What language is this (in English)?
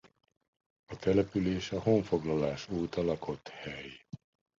Hungarian